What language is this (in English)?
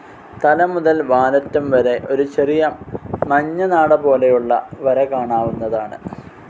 Malayalam